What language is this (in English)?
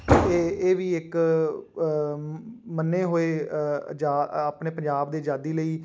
Punjabi